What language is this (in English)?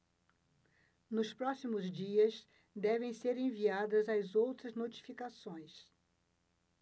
Portuguese